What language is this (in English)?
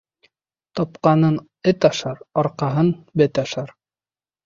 Bashkir